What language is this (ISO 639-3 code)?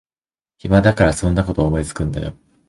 jpn